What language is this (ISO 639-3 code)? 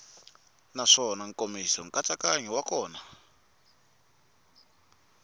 tso